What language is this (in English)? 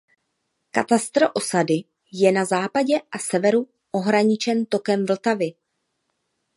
Czech